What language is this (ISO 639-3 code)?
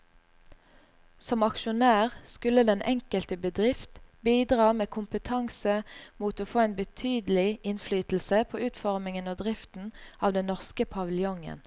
nor